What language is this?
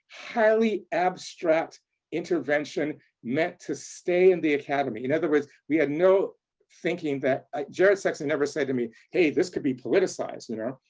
English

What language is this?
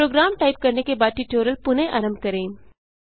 Hindi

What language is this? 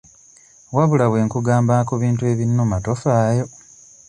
Ganda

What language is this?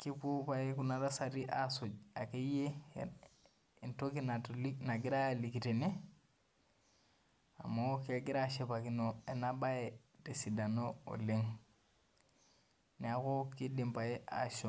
Masai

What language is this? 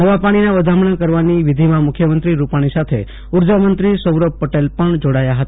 Gujarati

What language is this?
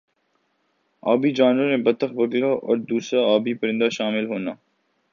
Urdu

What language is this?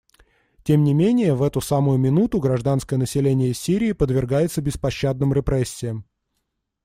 Russian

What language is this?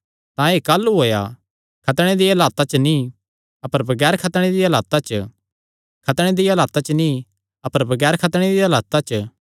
Kangri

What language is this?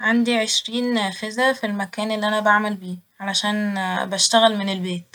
Egyptian Arabic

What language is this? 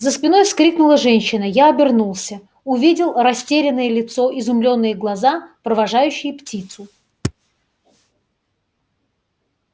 Russian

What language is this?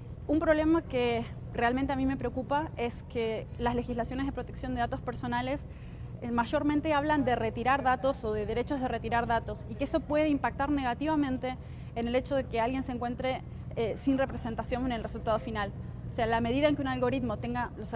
Spanish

